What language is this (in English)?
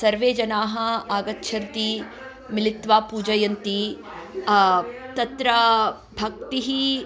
Sanskrit